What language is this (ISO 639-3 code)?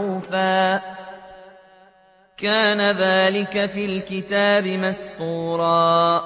ara